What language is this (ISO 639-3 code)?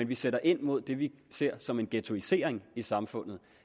dan